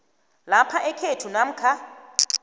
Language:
South Ndebele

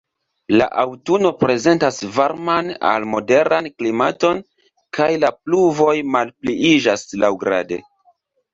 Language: Esperanto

